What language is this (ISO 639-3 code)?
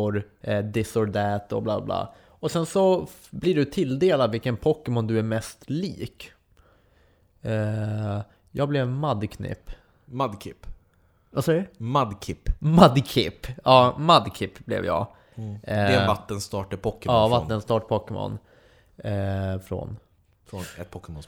swe